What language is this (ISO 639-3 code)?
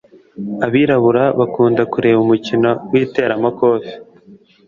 kin